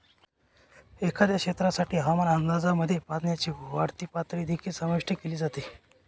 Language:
Marathi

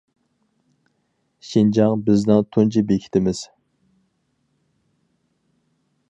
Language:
Uyghur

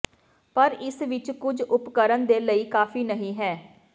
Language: Punjabi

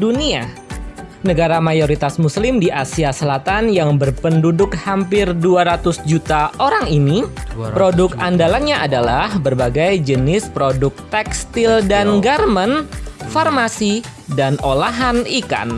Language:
Indonesian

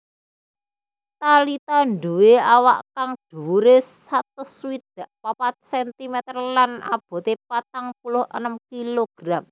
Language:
Javanese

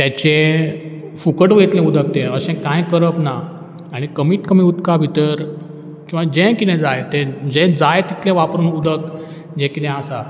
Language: Konkani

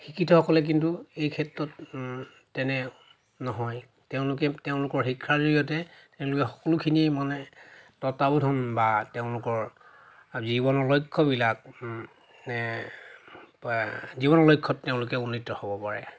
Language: Assamese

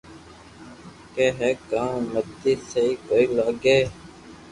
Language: Loarki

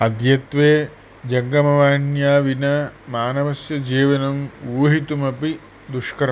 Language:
Sanskrit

